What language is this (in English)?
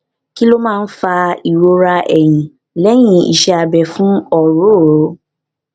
Yoruba